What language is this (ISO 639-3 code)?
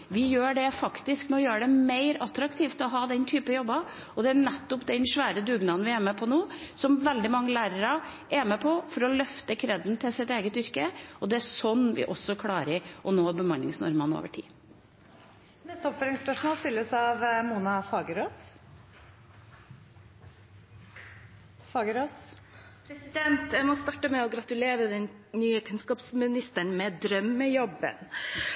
nor